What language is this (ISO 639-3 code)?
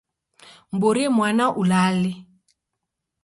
dav